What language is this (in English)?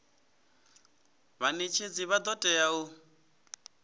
Venda